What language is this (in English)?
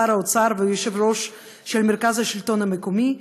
Hebrew